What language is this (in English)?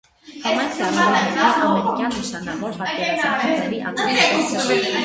Armenian